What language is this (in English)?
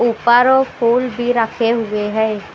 Hindi